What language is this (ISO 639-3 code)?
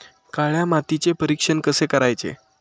mar